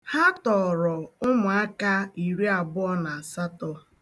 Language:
Igbo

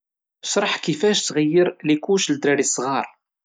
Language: Moroccan Arabic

